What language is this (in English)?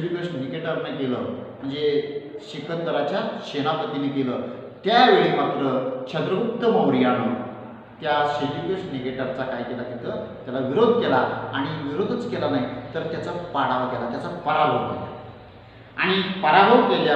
Indonesian